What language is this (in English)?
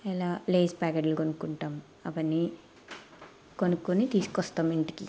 Telugu